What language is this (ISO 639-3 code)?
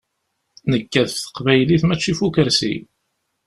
kab